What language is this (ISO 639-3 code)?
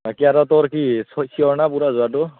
asm